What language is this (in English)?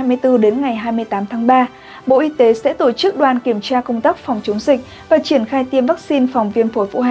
Vietnamese